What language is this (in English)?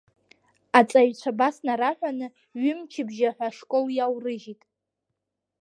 Abkhazian